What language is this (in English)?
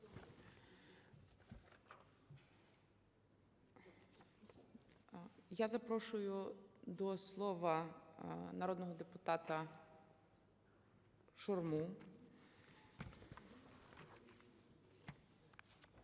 Ukrainian